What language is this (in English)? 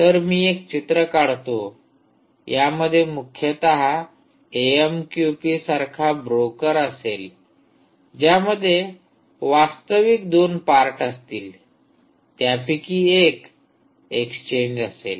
Marathi